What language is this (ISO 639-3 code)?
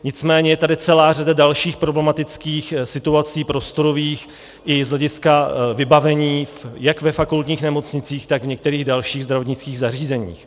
ces